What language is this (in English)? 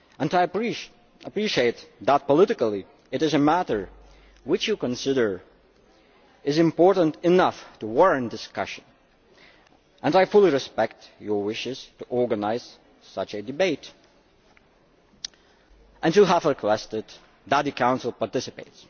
English